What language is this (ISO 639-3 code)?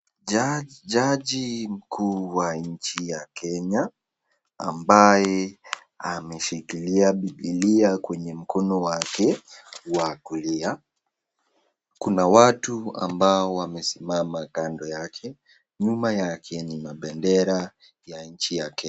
swa